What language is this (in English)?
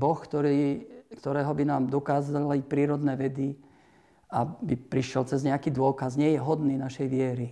Slovak